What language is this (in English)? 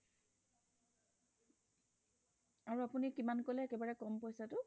Assamese